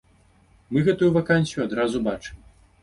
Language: Belarusian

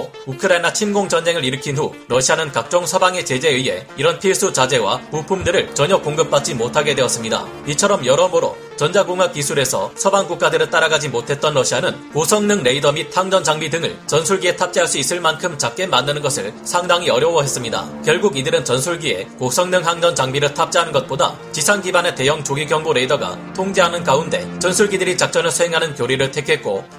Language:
Korean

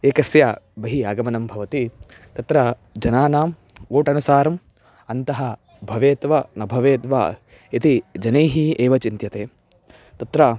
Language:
Sanskrit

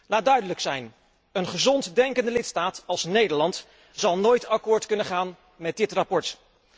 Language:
Dutch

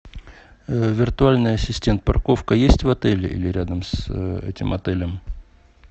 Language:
Russian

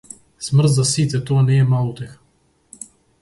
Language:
Macedonian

